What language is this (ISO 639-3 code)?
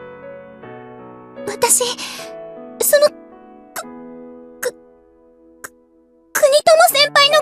jpn